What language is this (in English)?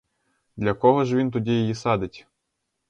Ukrainian